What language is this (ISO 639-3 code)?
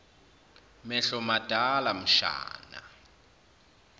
zul